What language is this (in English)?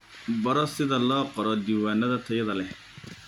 Somali